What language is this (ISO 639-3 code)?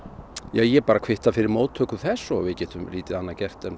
isl